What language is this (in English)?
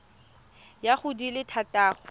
Tswana